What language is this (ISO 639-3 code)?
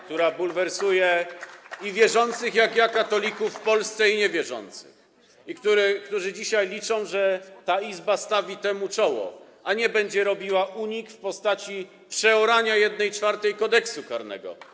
pol